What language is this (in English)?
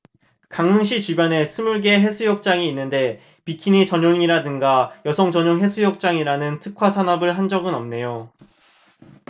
Korean